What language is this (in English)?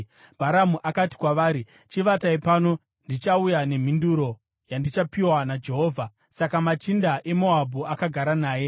Shona